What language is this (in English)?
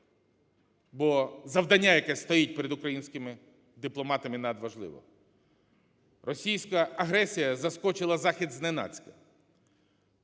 Ukrainian